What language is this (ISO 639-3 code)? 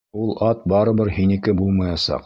bak